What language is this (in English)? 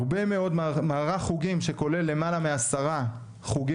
Hebrew